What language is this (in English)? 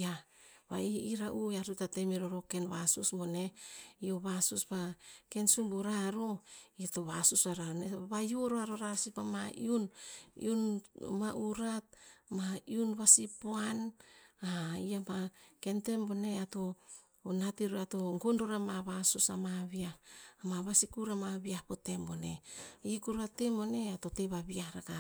Tinputz